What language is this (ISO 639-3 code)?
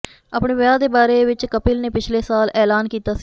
pan